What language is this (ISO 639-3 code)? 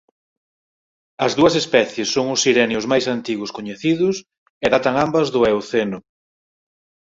glg